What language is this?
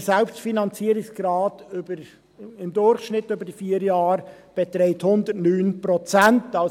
Swiss German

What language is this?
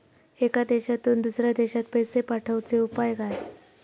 Marathi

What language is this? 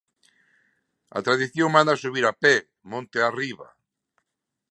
Galician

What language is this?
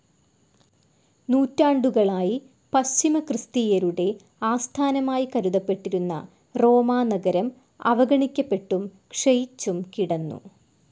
Malayalam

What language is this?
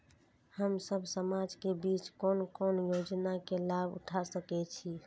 Maithili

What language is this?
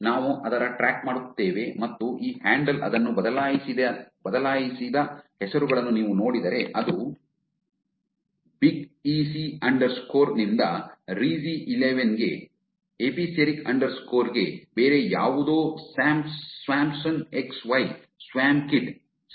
Kannada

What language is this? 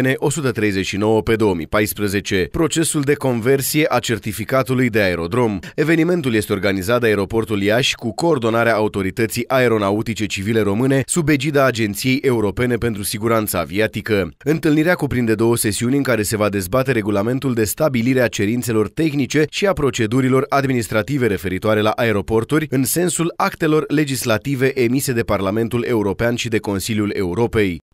Romanian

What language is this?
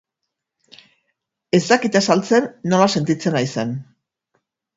Basque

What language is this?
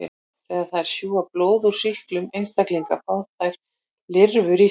Icelandic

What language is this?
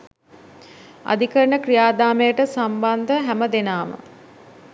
Sinhala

